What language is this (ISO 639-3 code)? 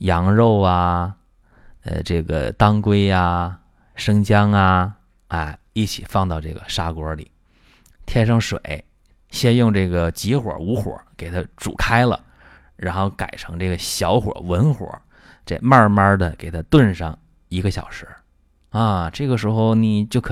zho